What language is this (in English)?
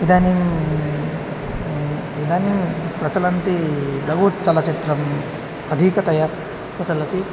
Sanskrit